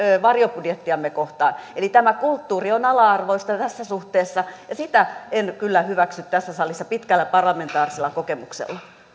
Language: Finnish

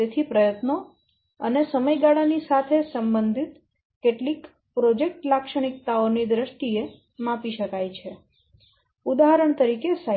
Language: Gujarati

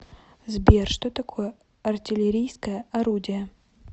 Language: Russian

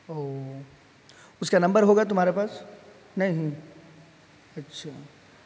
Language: Urdu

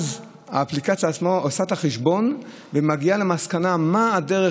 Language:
Hebrew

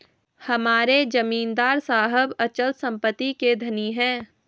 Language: Hindi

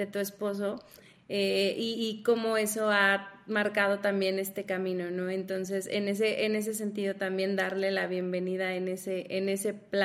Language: Spanish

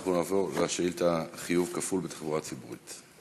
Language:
Hebrew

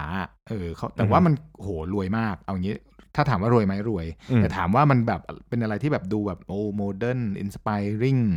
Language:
Thai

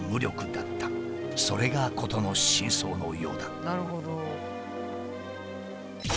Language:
Japanese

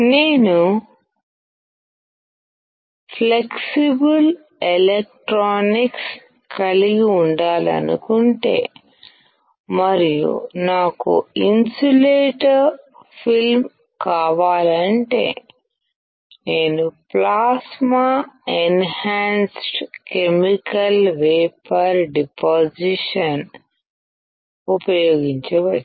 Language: Telugu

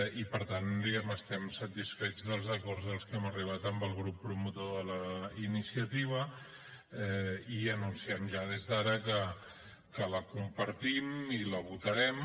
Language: Catalan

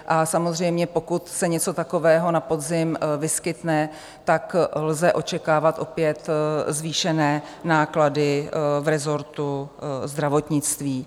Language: Czech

